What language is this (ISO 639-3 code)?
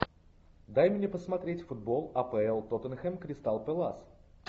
rus